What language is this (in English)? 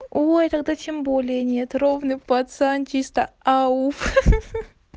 Russian